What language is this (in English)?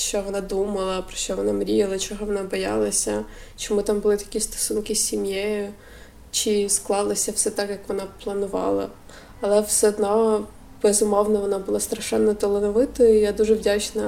Ukrainian